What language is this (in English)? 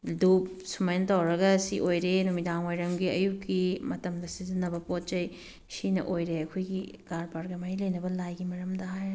Manipuri